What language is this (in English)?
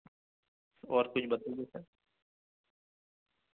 Urdu